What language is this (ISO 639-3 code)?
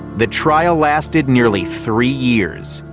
eng